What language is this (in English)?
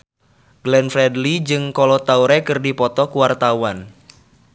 Sundanese